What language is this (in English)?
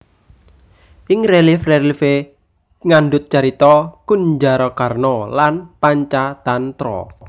Javanese